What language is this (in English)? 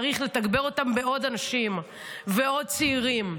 Hebrew